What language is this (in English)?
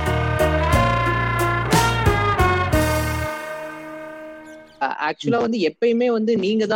Tamil